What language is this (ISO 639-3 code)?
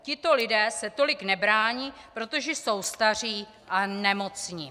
ces